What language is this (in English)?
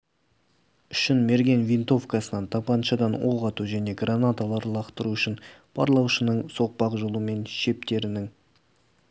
Kazakh